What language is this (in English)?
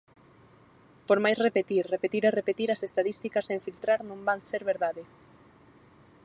Galician